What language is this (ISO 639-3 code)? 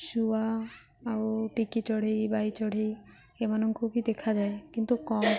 ori